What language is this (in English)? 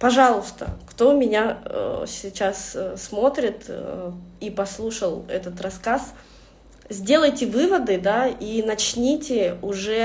Russian